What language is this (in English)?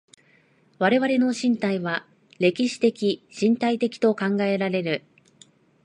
Japanese